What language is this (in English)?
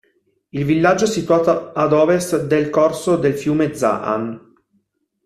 Italian